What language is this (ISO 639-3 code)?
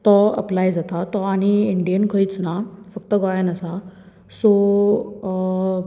kok